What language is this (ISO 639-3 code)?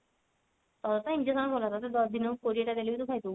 ori